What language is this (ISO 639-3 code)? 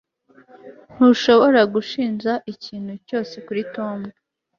kin